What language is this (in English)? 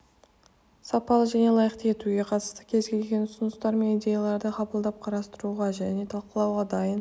Kazakh